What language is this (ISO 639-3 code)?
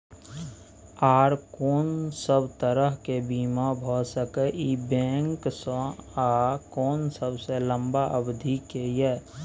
mai